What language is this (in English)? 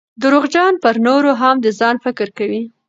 Pashto